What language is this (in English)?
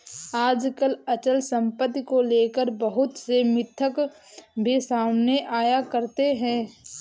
Hindi